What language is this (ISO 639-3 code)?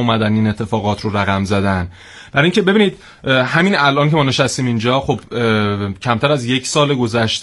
fas